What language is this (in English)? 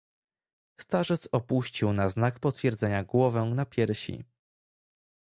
Polish